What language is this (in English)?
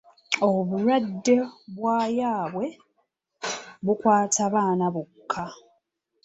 Ganda